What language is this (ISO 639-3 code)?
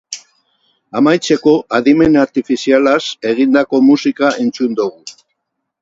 eus